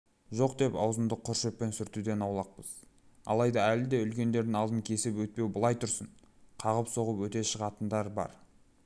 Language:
Kazakh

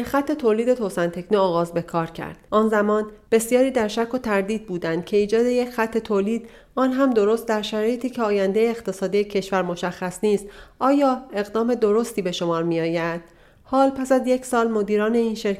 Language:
Persian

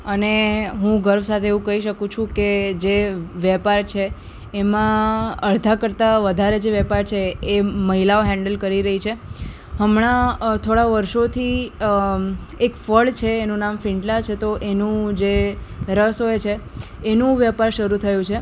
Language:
Gujarati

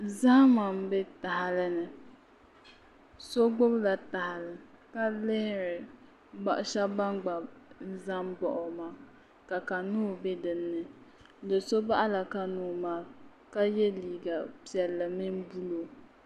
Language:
Dagbani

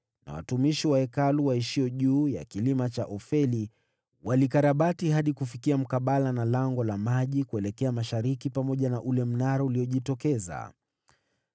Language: Swahili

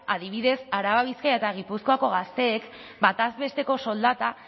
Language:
Basque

